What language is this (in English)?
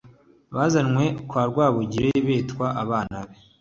Kinyarwanda